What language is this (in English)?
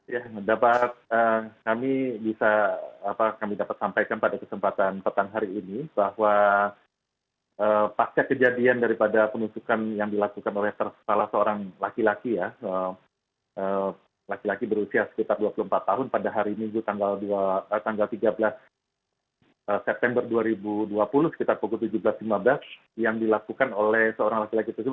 Indonesian